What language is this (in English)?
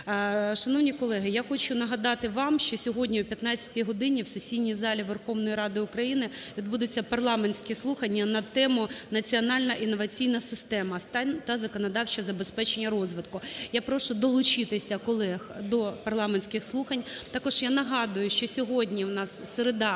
Ukrainian